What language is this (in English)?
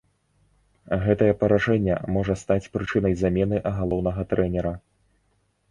Belarusian